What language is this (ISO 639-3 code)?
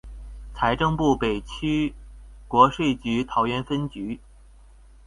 zho